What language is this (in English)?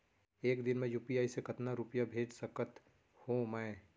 Chhattisgarhi